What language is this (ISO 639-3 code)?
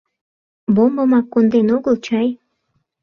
chm